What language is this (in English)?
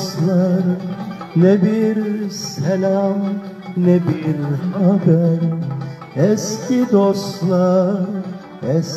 Turkish